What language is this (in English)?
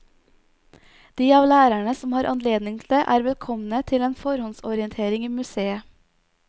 Norwegian